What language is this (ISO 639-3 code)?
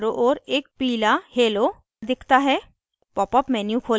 hin